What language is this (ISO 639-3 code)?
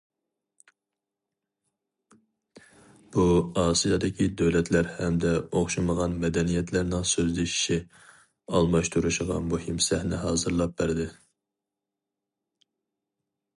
uig